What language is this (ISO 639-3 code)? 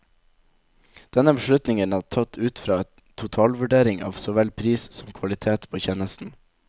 nor